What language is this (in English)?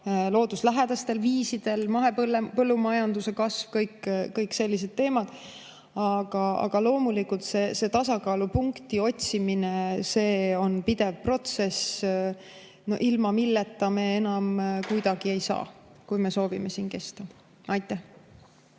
Estonian